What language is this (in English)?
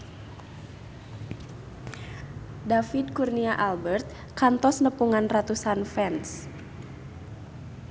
Sundanese